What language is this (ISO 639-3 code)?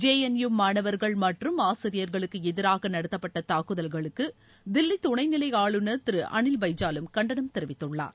tam